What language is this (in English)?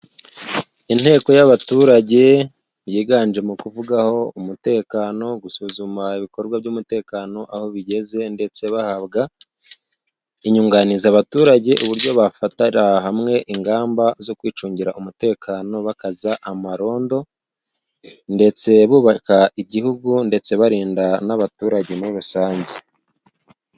Kinyarwanda